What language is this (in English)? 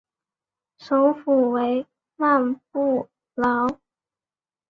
Chinese